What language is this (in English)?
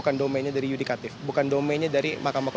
Indonesian